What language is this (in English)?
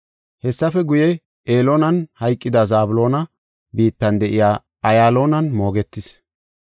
Gofa